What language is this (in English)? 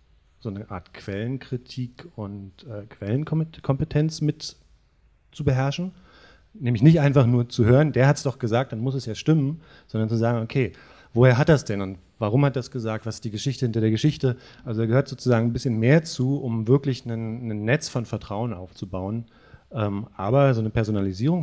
German